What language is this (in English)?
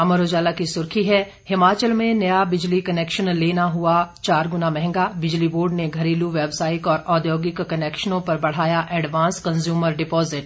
Hindi